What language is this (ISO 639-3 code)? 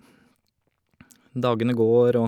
nor